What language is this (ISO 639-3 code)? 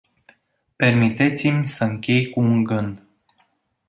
ron